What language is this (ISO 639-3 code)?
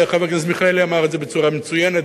heb